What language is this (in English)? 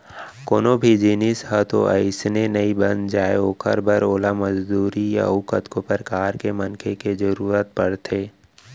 Chhattisgarhi